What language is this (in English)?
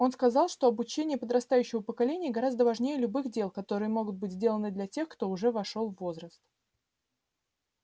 Russian